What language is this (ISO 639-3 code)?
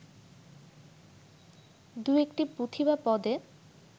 ben